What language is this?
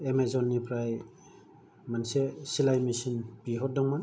Bodo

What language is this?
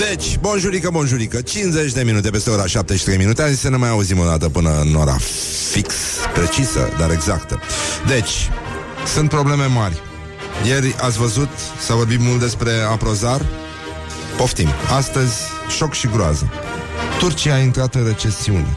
Romanian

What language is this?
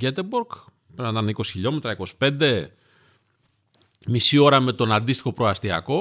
Greek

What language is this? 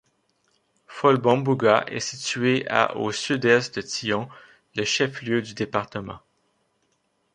French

